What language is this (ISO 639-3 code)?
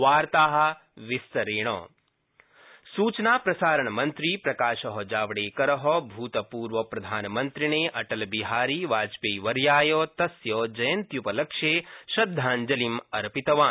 san